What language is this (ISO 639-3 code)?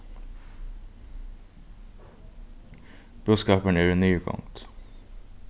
fao